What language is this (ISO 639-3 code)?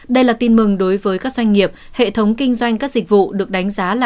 vie